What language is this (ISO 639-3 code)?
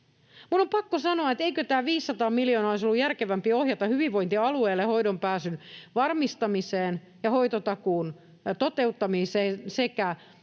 fin